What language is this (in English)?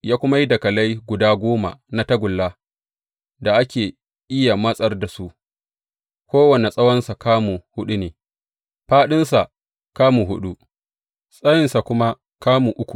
Hausa